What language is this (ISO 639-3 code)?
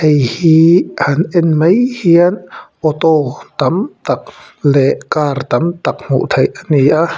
lus